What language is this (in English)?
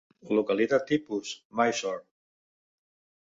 Catalan